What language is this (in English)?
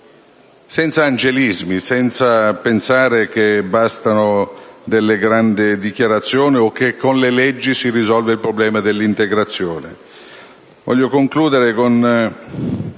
Italian